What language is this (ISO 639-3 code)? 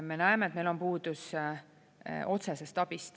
est